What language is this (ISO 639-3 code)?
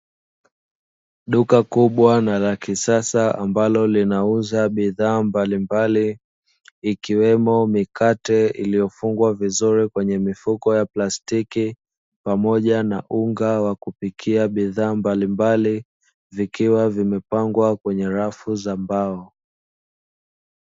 swa